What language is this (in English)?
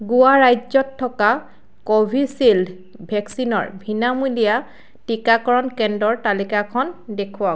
Assamese